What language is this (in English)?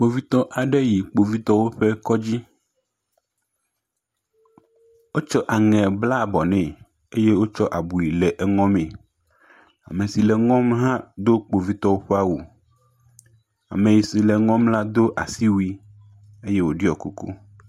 Ewe